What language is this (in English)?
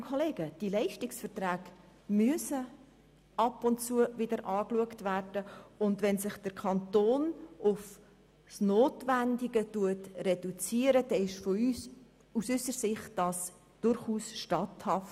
Swiss German